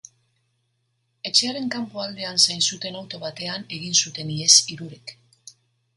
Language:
Basque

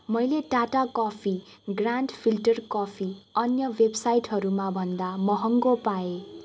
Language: Nepali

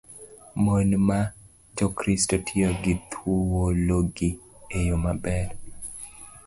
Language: Luo (Kenya and Tanzania)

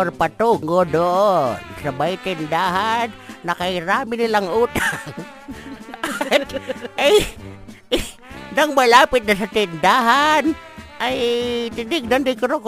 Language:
Filipino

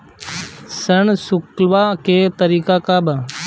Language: Bhojpuri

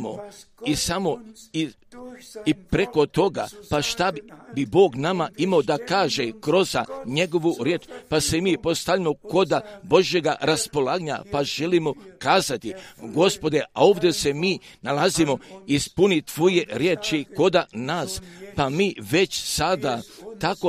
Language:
Croatian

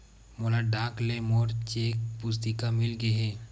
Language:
Chhattisgarhi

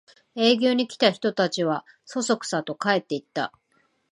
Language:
Japanese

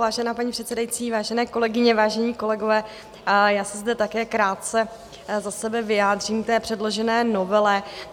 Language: Czech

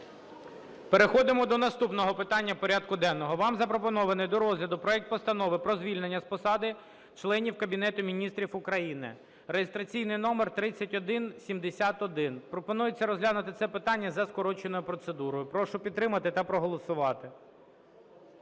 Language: Ukrainian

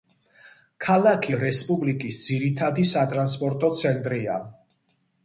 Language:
Georgian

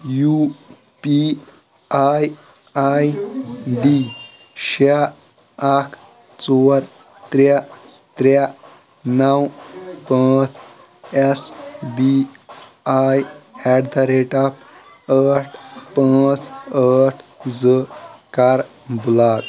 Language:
Kashmiri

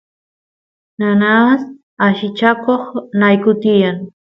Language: Santiago del Estero Quichua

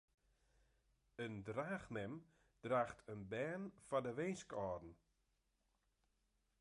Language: Western Frisian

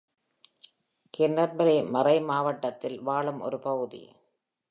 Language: Tamil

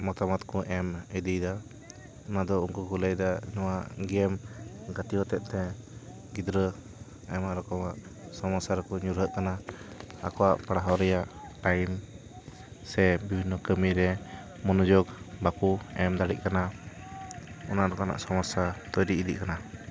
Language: Santali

